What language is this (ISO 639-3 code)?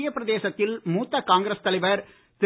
tam